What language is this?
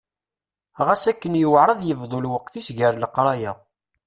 Kabyle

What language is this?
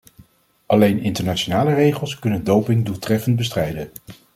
Dutch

